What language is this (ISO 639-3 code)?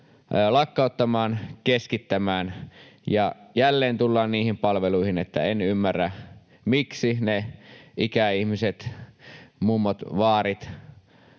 fin